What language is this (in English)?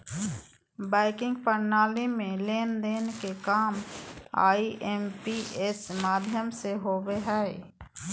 Magahi